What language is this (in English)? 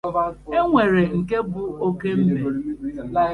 Igbo